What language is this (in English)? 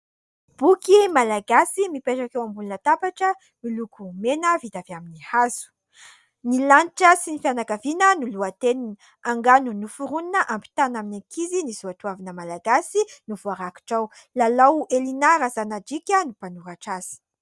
Malagasy